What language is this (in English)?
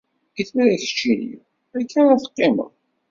Kabyle